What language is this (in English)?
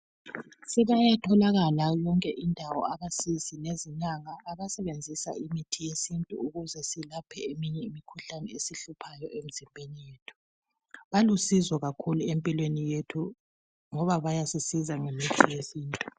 North Ndebele